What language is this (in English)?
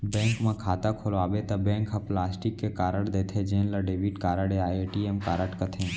Chhattisgarhi